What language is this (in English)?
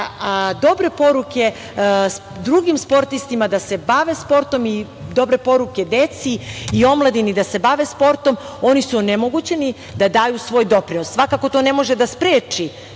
Serbian